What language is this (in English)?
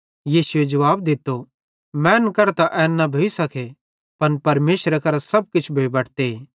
Bhadrawahi